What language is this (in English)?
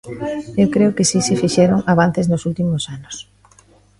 Galician